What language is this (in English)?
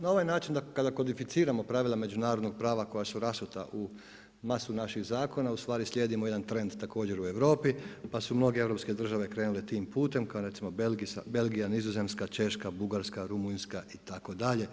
Croatian